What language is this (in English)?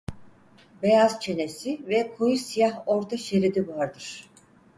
Turkish